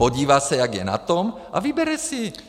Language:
Czech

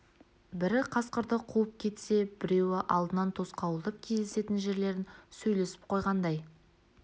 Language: Kazakh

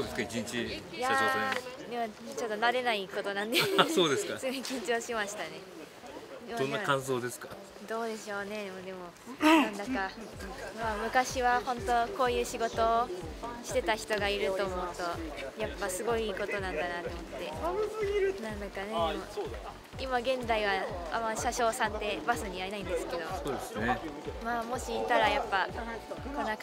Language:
Japanese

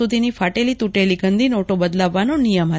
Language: Gujarati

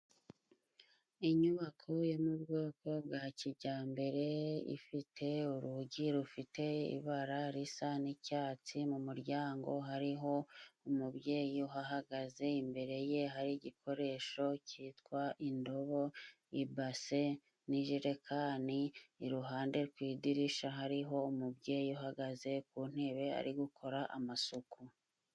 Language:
Kinyarwanda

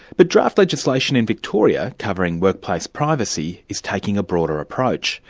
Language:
English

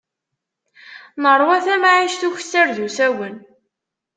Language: Kabyle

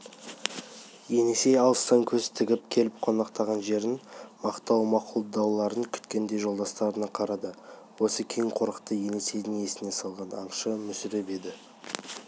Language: Kazakh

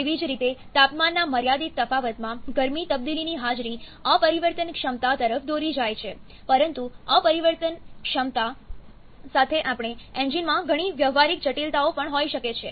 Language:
Gujarati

